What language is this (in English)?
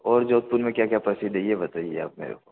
Hindi